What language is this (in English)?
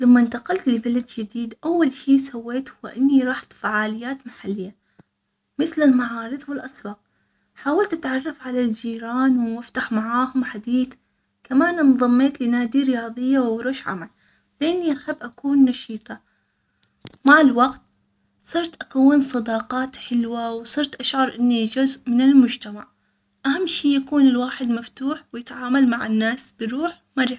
Omani Arabic